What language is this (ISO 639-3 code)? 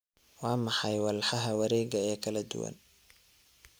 som